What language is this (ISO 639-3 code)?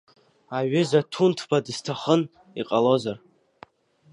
abk